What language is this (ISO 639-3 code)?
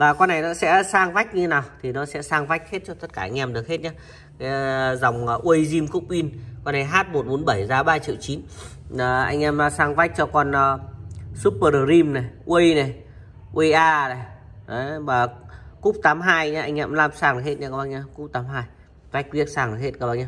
vie